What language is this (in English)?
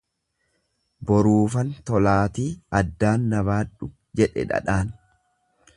Oromo